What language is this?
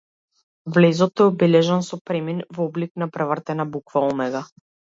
Macedonian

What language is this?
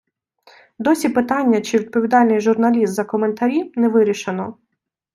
Ukrainian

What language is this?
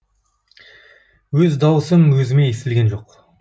Kazakh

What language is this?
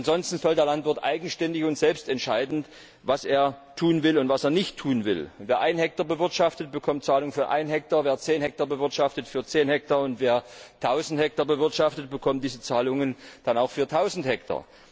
German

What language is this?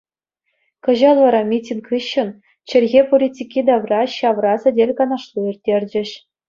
Chuvash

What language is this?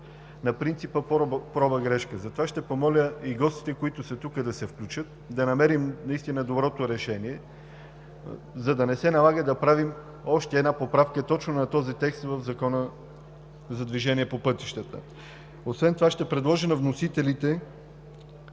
Bulgarian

